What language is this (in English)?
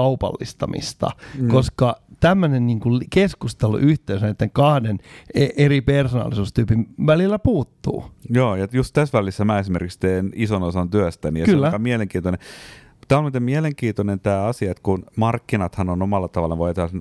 Finnish